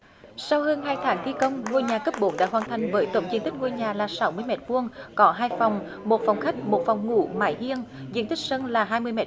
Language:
Vietnamese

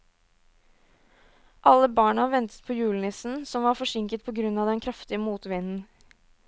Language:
Norwegian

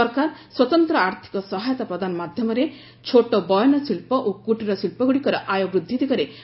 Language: Odia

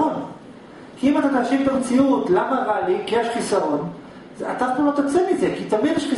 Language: Hebrew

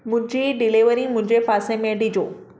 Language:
Sindhi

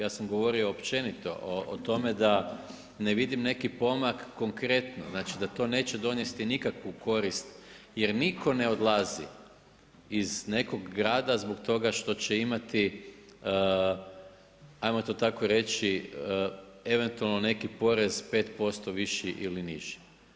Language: Croatian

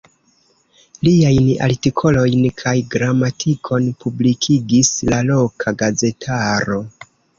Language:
Esperanto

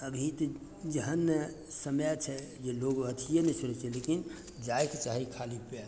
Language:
Maithili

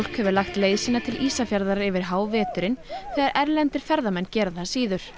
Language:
Icelandic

